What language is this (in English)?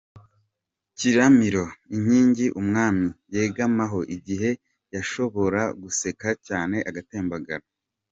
Kinyarwanda